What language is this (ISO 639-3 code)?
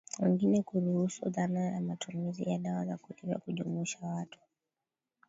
swa